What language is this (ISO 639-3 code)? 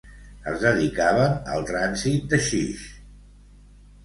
cat